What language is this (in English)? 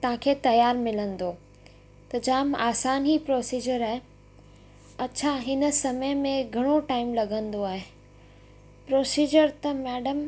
Sindhi